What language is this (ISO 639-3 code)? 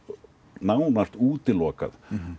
isl